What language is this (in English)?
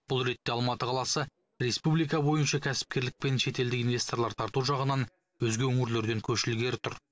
Kazakh